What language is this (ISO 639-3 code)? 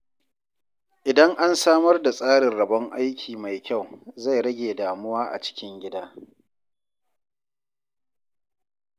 hau